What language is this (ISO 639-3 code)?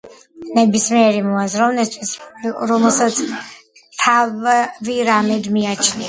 kat